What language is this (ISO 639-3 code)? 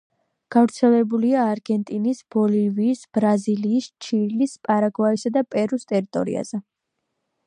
kat